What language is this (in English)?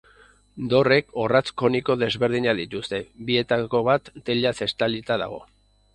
Basque